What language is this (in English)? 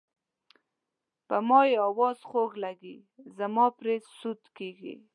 Pashto